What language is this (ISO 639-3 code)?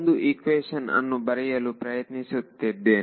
kan